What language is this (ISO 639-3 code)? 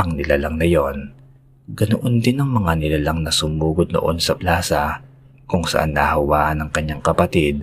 fil